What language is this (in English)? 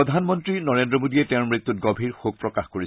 Assamese